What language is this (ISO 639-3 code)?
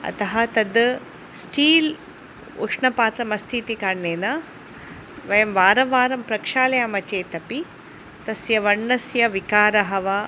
san